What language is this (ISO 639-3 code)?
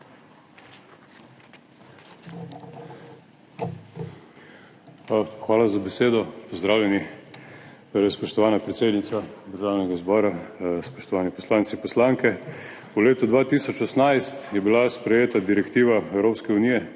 slv